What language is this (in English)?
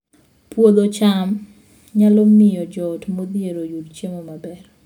Luo (Kenya and Tanzania)